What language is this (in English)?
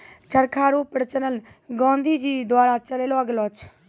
Maithili